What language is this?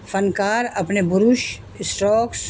Urdu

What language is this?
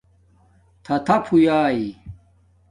Domaaki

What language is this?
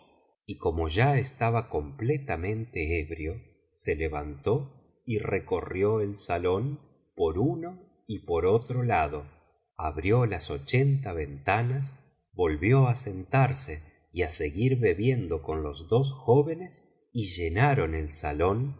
Spanish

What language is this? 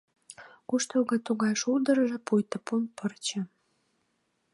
Mari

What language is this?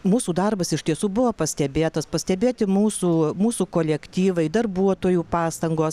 Lithuanian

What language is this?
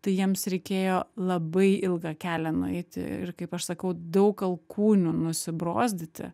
Lithuanian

